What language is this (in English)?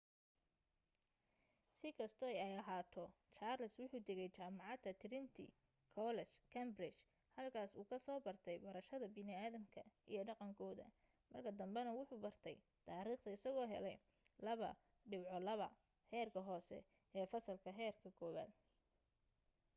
Somali